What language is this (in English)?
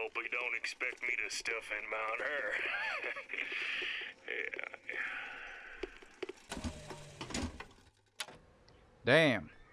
Turkish